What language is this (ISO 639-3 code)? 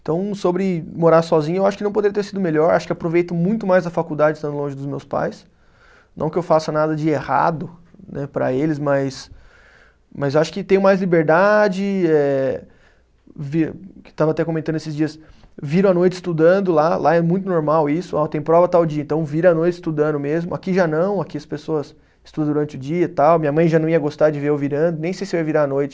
por